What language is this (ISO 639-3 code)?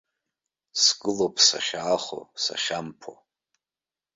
abk